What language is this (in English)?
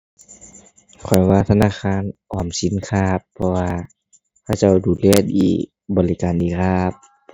Thai